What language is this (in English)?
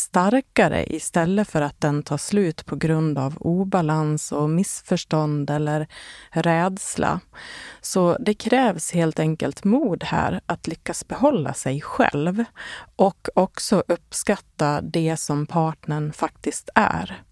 Swedish